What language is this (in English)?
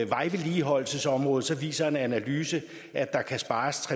Danish